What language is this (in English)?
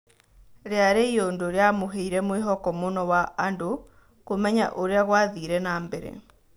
Kikuyu